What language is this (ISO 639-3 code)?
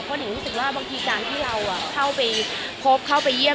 tha